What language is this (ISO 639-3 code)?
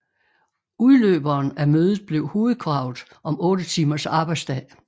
dan